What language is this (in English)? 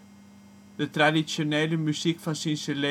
Dutch